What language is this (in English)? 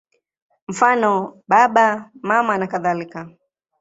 Swahili